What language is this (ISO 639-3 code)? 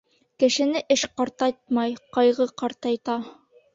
bak